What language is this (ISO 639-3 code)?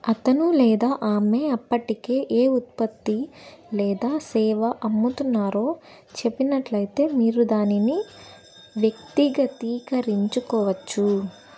tel